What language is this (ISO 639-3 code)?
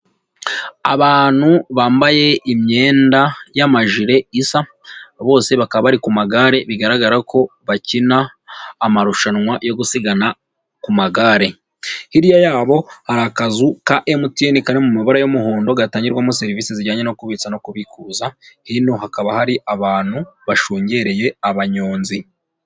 kin